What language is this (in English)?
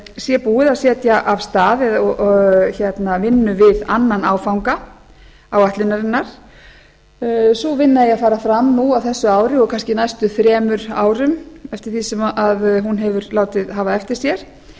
Icelandic